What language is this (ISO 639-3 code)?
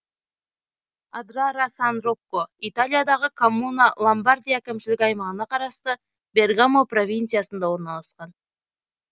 kaz